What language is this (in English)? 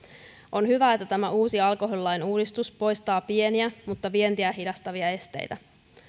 Finnish